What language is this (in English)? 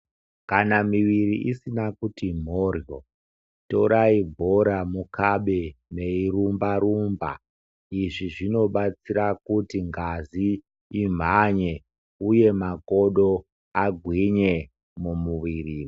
Ndau